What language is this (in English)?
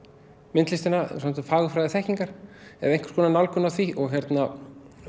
Icelandic